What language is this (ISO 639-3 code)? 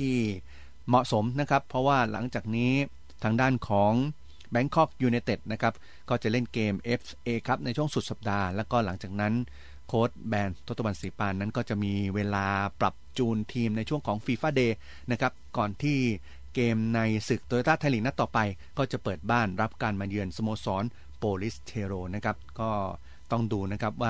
tha